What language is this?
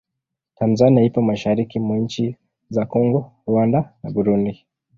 Swahili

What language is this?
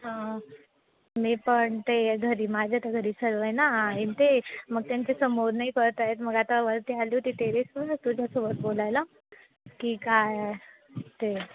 Marathi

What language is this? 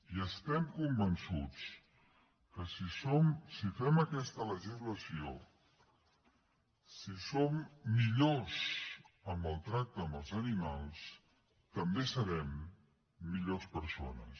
Catalan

